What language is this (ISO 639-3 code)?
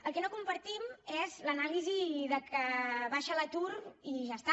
cat